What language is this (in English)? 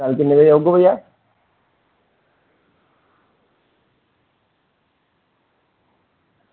Dogri